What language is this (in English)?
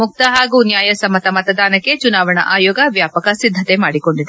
Kannada